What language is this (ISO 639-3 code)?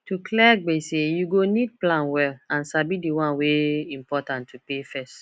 pcm